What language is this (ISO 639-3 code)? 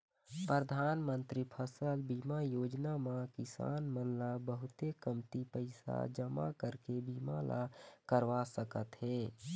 hne